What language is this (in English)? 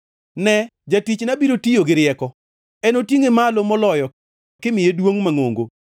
Luo (Kenya and Tanzania)